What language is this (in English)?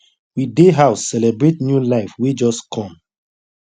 Nigerian Pidgin